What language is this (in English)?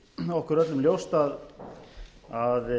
Icelandic